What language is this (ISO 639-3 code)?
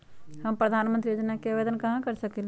mag